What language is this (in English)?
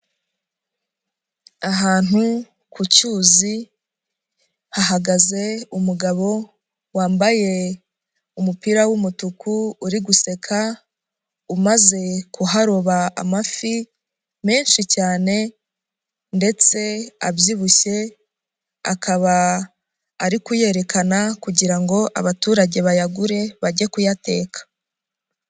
Kinyarwanda